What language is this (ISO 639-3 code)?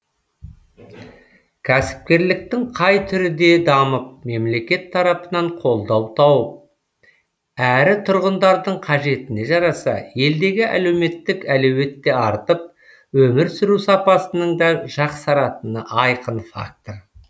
kaz